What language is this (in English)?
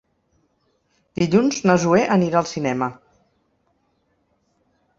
Catalan